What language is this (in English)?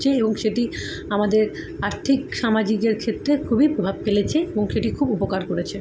Bangla